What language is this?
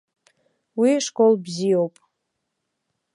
Abkhazian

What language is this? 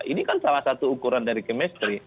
Indonesian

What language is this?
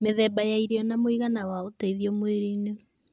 Kikuyu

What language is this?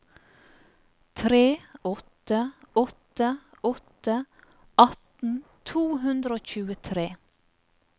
Norwegian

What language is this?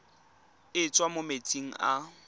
Tswana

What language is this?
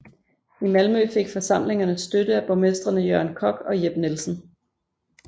Danish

